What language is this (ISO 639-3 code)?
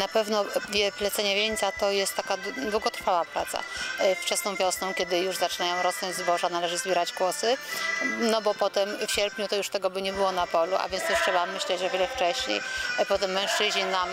pol